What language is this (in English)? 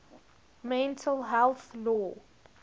English